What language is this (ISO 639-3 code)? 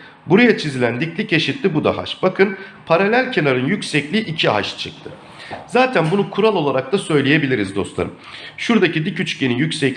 tur